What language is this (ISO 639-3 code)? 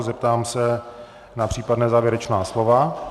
ces